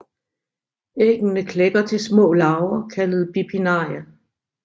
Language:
Danish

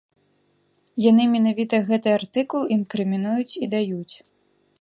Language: Belarusian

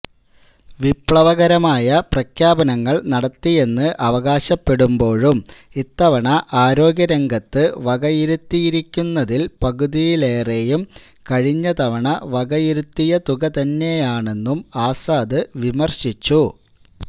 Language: Malayalam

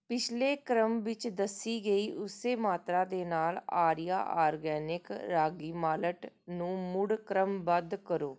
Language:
Punjabi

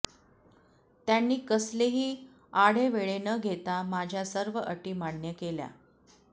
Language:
Marathi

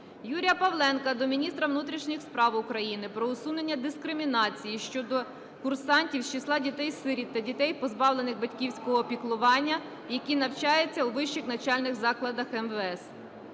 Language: Ukrainian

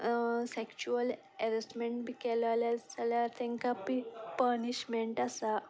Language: Konkani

